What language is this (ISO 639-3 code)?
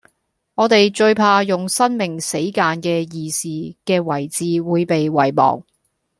yue